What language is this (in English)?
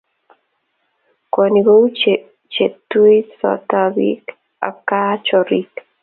Kalenjin